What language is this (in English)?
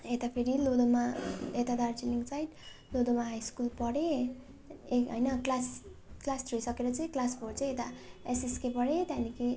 Nepali